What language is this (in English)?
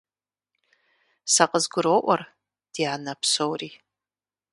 Kabardian